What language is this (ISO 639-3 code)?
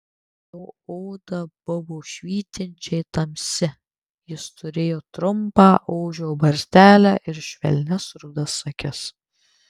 lit